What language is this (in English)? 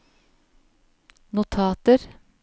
Norwegian